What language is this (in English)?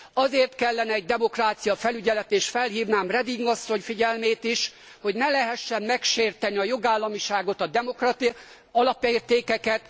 Hungarian